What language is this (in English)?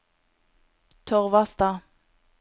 Norwegian